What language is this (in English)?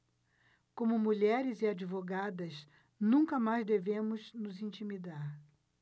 Portuguese